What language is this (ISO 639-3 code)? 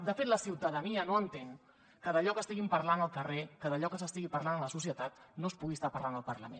cat